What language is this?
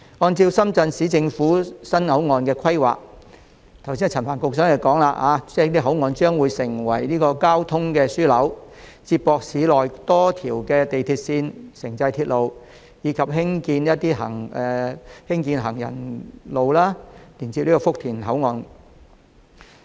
Cantonese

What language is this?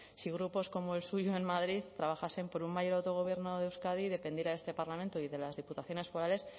Spanish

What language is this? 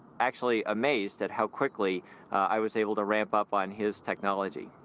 English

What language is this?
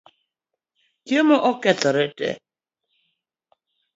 Luo (Kenya and Tanzania)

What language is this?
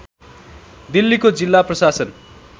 Nepali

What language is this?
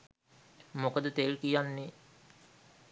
Sinhala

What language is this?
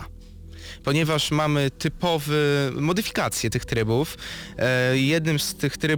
Polish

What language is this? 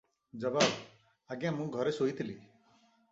Odia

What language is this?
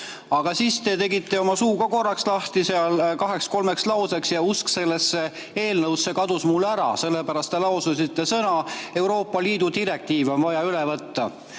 Estonian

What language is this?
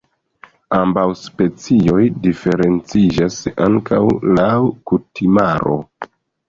Esperanto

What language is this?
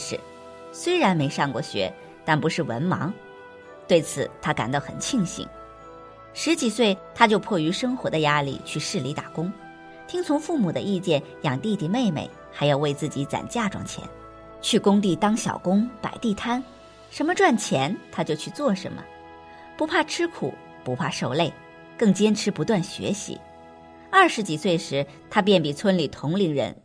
Chinese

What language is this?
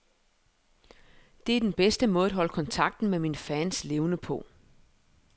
Danish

